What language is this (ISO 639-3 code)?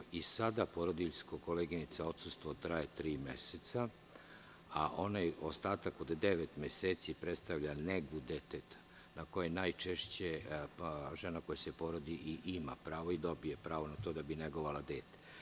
srp